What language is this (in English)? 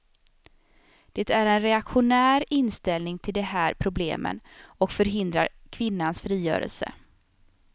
Swedish